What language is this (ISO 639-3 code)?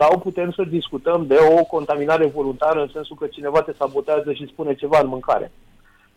ron